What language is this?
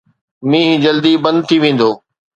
Sindhi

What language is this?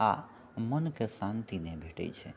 Maithili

